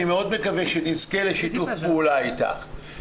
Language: Hebrew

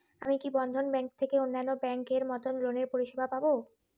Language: Bangla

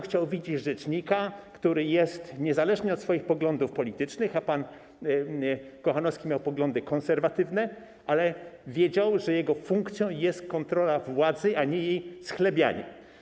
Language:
Polish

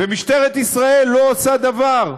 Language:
Hebrew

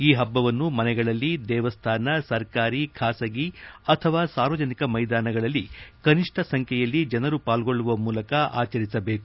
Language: Kannada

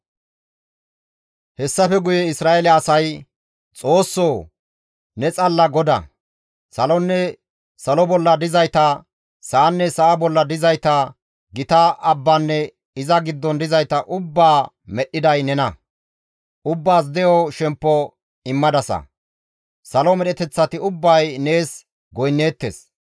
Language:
Gamo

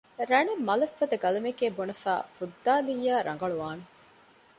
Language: Divehi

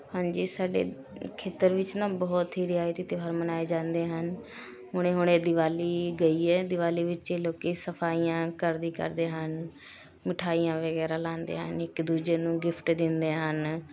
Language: Punjabi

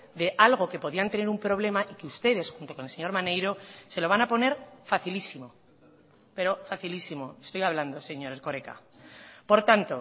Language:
Spanish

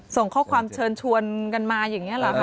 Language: Thai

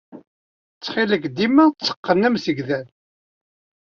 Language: Kabyle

